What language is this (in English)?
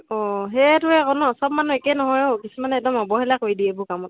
Assamese